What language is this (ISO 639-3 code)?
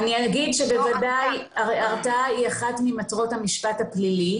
heb